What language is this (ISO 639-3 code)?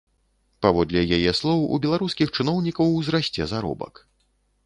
bel